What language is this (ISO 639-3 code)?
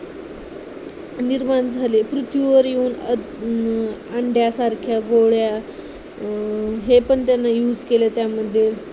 mar